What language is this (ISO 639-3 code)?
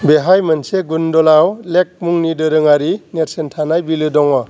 brx